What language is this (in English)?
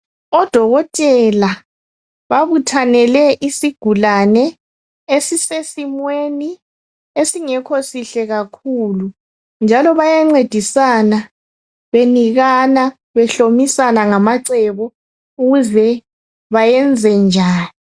North Ndebele